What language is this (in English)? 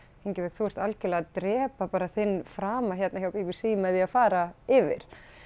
Icelandic